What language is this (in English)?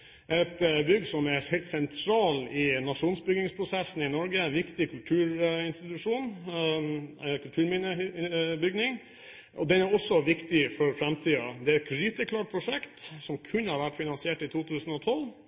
Norwegian Bokmål